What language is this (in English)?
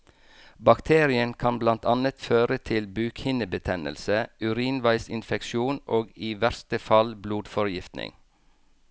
Norwegian